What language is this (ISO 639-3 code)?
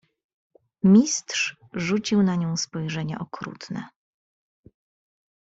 pol